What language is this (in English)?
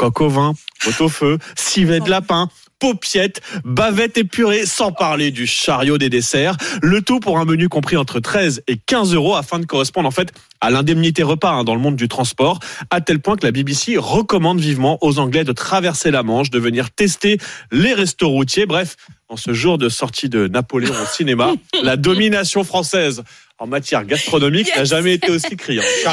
French